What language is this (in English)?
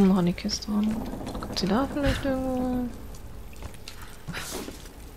German